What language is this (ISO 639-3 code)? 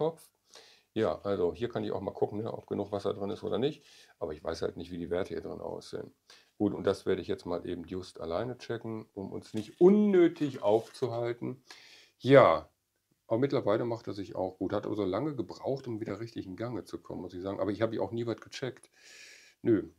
deu